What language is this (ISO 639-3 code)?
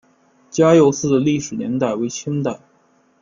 zho